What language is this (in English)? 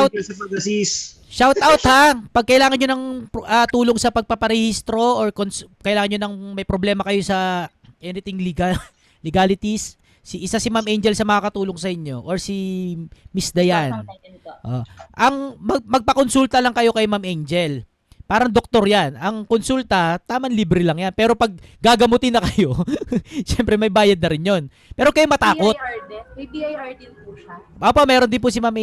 Filipino